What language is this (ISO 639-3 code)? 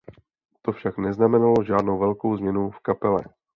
ces